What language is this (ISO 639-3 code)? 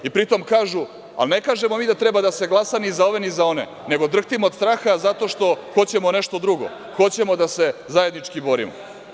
srp